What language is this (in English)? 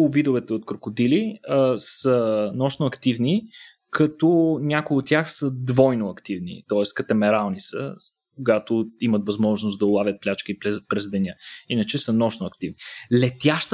Bulgarian